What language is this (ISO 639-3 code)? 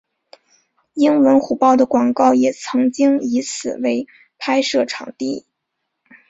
zho